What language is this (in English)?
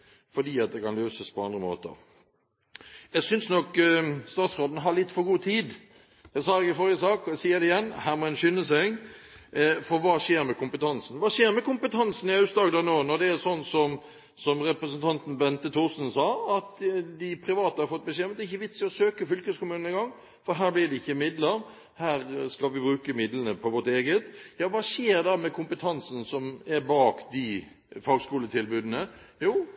Norwegian Bokmål